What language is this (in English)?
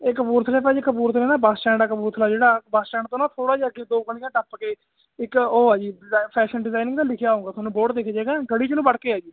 Punjabi